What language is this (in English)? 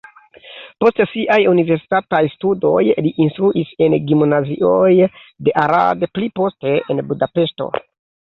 Esperanto